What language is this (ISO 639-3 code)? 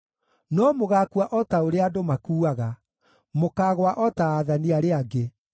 kik